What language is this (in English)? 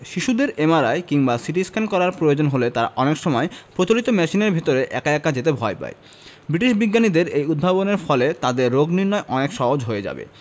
Bangla